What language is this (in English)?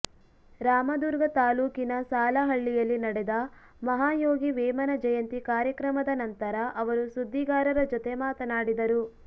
Kannada